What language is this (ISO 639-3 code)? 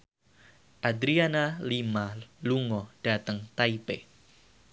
jav